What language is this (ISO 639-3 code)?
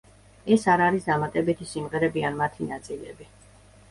kat